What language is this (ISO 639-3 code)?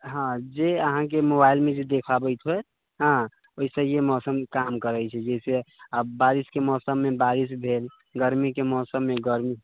mai